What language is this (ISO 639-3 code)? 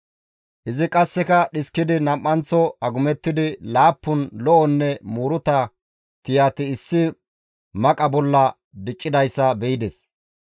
gmv